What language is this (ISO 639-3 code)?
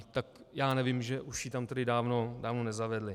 ces